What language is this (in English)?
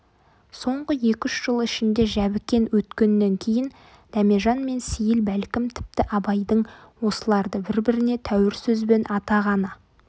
Kazakh